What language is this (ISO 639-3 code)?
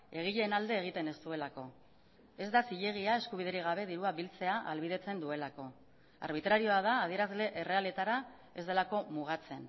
eus